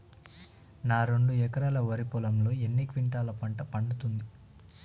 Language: Telugu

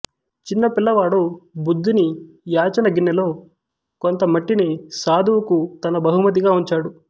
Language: Telugu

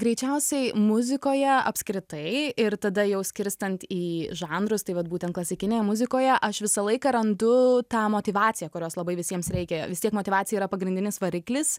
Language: Lithuanian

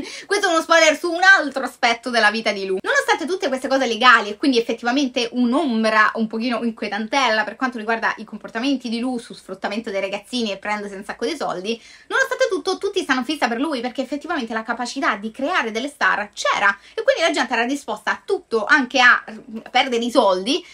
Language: Italian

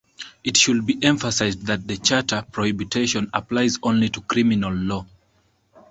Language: English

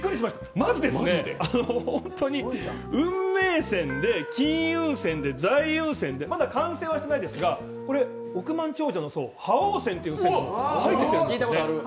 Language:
Japanese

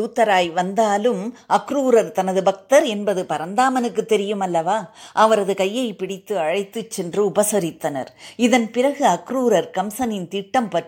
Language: Tamil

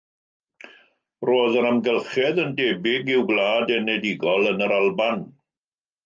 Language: Welsh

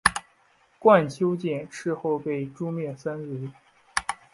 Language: Chinese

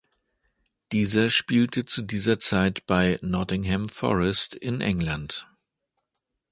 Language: German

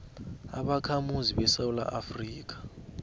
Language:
South Ndebele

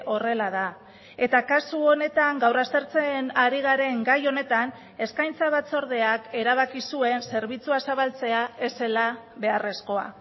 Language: Basque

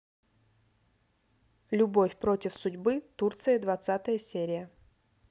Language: Russian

